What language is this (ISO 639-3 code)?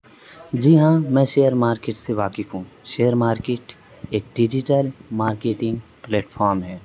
urd